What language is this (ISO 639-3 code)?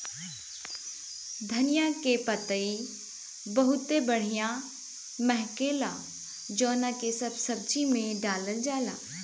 bho